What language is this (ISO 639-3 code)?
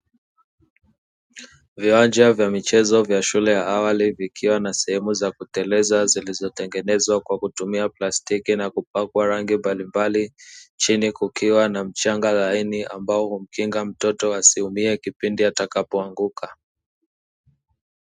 swa